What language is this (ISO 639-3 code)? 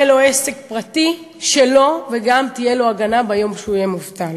heb